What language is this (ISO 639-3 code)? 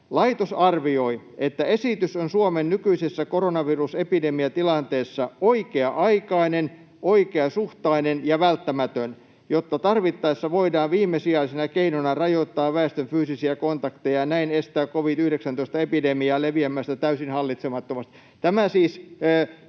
fin